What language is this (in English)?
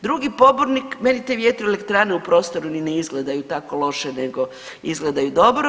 Croatian